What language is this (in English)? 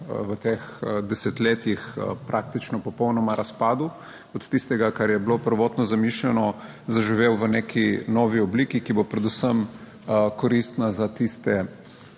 Slovenian